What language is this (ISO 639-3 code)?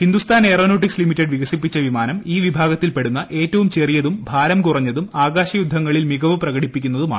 mal